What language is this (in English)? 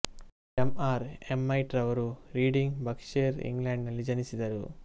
Kannada